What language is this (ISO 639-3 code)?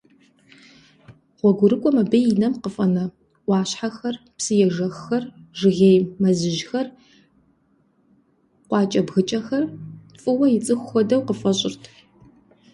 kbd